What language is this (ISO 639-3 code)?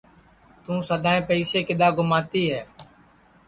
ssi